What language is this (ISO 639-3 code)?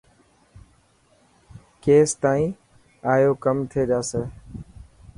mki